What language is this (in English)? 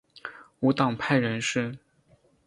Chinese